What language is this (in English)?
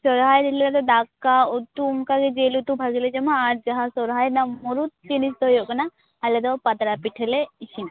Santali